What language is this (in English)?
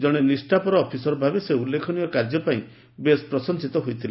Odia